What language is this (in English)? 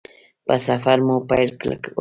Pashto